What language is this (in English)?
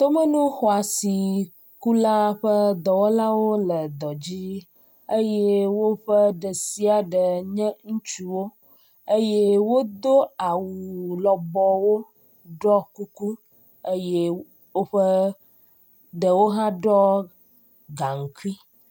Ewe